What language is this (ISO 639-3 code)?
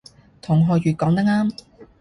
yue